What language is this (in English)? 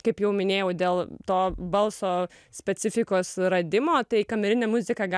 Lithuanian